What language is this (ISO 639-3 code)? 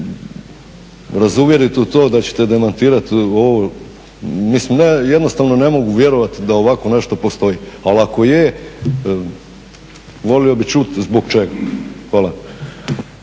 hrv